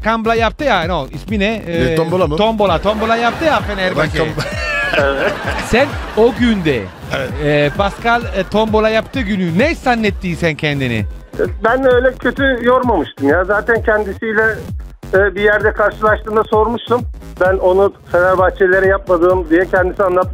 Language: Turkish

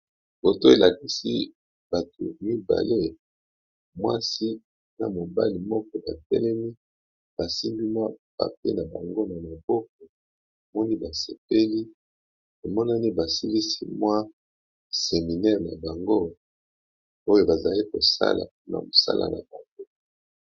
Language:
Lingala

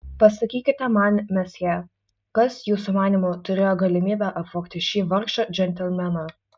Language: Lithuanian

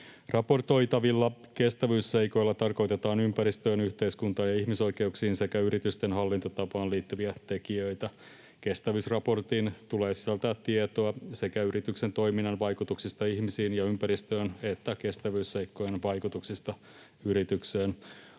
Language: Finnish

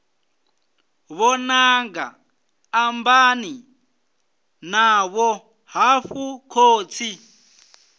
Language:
Venda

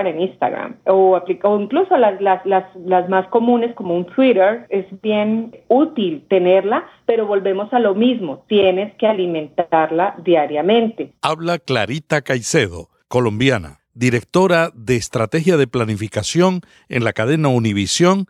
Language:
Spanish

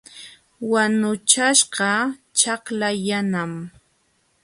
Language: Jauja Wanca Quechua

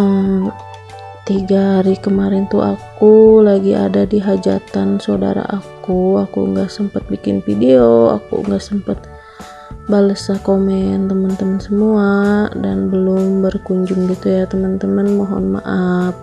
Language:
Indonesian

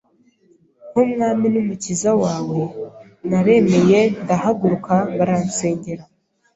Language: Kinyarwanda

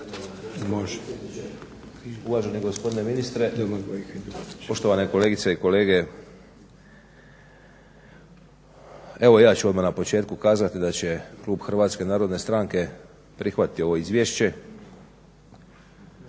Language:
Croatian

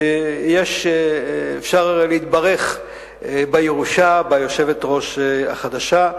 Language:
Hebrew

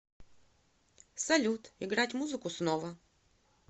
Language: Russian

